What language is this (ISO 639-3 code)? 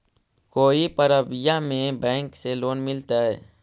mag